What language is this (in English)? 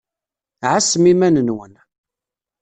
Kabyle